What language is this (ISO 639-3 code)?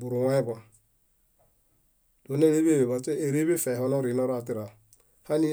bda